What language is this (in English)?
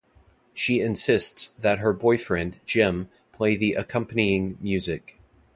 English